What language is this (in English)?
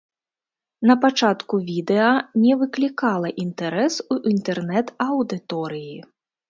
Belarusian